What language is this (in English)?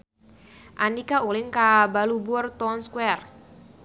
Sundanese